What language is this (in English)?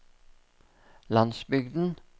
Norwegian